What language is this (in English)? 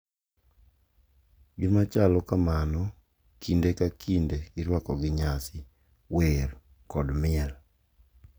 Luo (Kenya and Tanzania)